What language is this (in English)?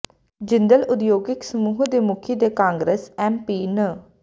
Punjabi